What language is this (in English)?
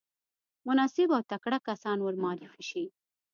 Pashto